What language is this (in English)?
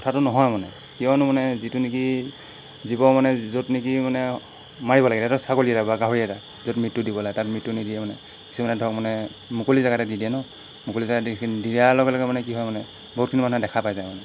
Assamese